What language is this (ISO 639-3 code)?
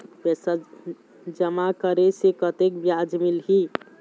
hne